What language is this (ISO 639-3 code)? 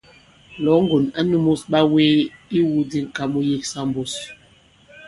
abb